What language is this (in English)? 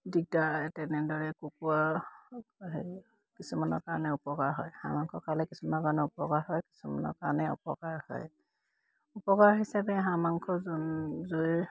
Assamese